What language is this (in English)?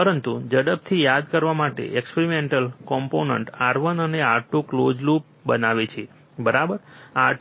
Gujarati